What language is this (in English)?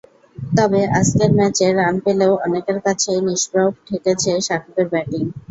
Bangla